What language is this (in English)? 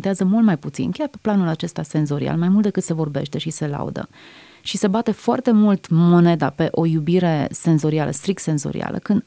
Romanian